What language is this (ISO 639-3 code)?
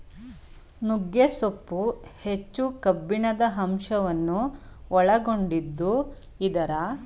kan